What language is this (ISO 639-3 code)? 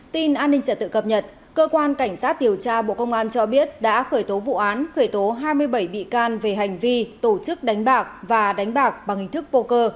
vie